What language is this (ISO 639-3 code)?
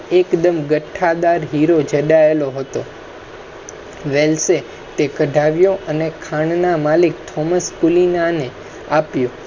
guj